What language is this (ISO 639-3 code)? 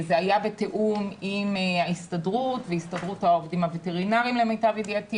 heb